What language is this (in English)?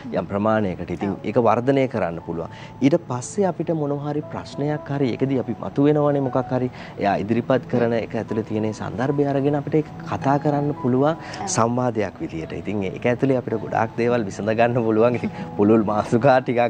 Indonesian